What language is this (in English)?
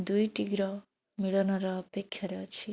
Odia